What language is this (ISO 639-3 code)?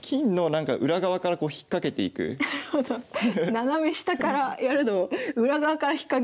jpn